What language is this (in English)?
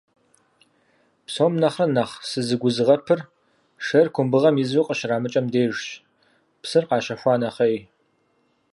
Kabardian